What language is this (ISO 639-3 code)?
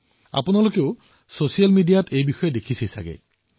asm